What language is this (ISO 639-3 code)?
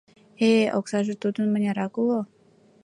chm